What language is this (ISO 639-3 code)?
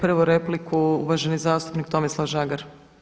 hrv